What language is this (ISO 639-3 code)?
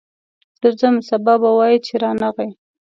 pus